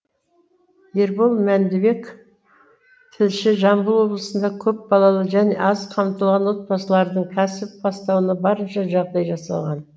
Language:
Kazakh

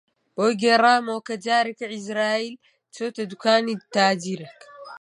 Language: Central Kurdish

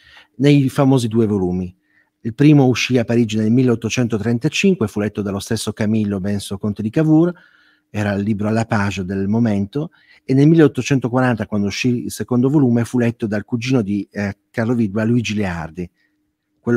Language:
Italian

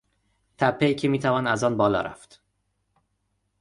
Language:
Persian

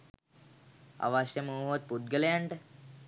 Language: Sinhala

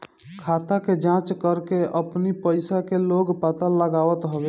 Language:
Bhojpuri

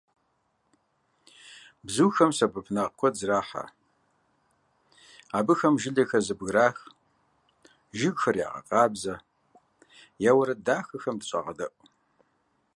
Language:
Kabardian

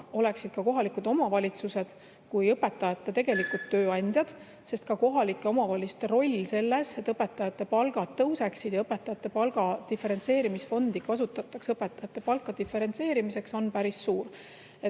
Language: Estonian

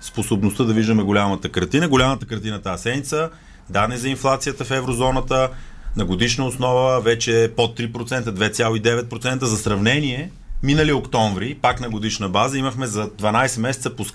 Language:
Bulgarian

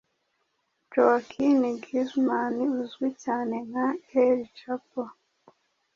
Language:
Kinyarwanda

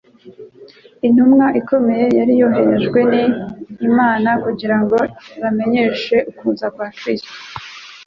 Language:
Kinyarwanda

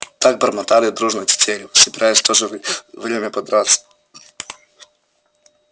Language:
Russian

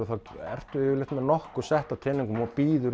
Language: Icelandic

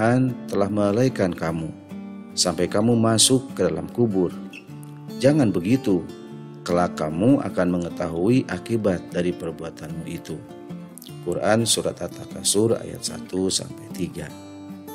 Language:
Indonesian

